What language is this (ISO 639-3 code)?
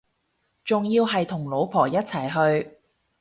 yue